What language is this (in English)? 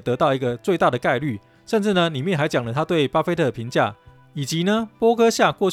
Chinese